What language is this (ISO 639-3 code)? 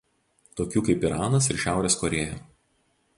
lit